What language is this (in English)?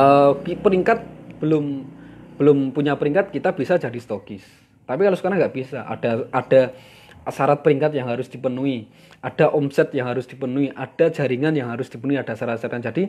Indonesian